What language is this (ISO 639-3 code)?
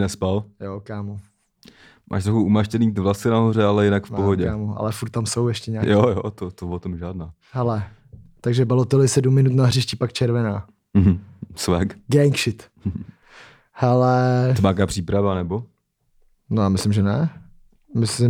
ces